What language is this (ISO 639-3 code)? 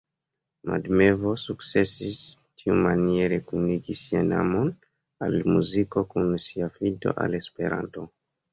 epo